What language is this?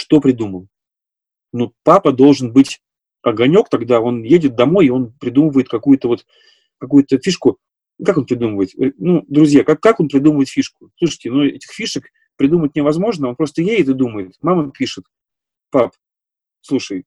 Russian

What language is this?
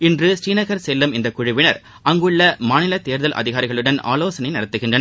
Tamil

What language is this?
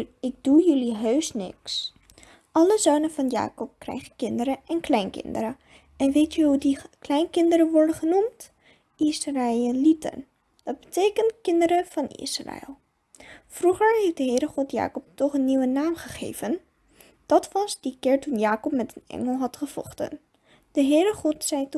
Dutch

